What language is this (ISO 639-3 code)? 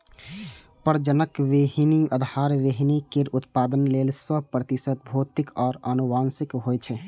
mai